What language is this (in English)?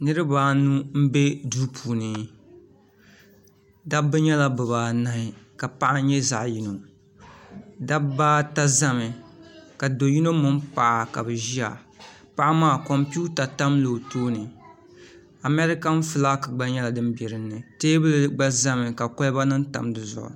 Dagbani